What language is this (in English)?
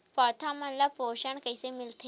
Chhattisgarhi